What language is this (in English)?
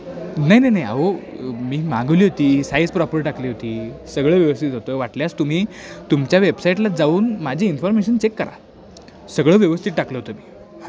Marathi